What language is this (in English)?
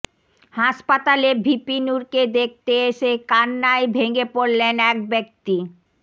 Bangla